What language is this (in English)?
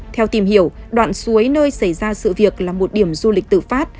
Vietnamese